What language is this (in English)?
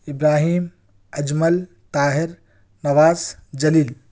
Urdu